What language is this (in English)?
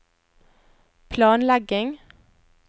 Norwegian